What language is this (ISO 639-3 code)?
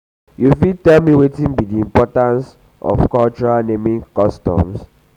pcm